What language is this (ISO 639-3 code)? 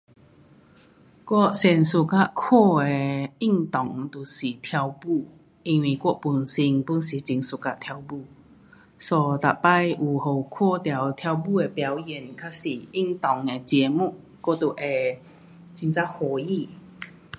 cpx